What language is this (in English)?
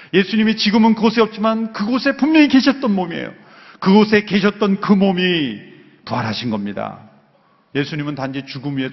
Korean